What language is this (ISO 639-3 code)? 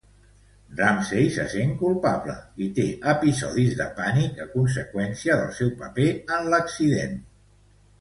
cat